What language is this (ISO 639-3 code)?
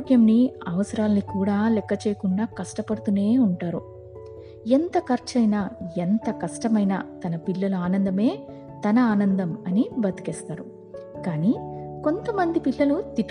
tel